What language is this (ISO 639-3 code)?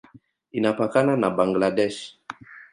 swa